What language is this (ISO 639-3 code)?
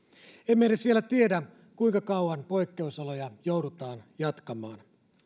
fin